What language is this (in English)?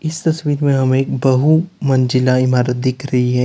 Hindi